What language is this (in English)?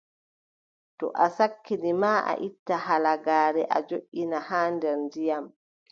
Adamawa Fulfulde